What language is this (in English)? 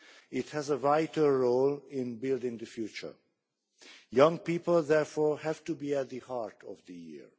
English